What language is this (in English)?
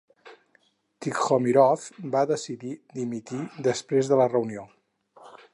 Catalan